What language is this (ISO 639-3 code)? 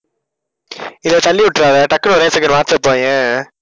tam